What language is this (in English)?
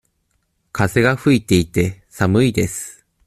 Japanese